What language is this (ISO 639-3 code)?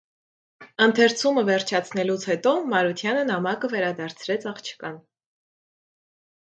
hye